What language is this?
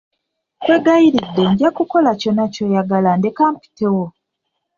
Ganda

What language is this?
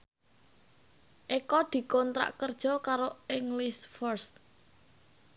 Javanese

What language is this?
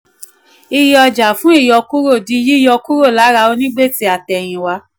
Yoruba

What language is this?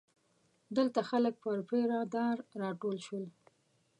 Pashto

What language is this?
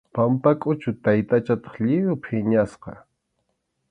Arequipa-La Unión Quechua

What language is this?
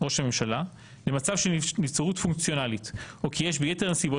Hebrew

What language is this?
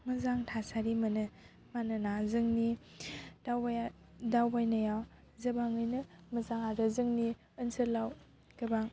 Bodo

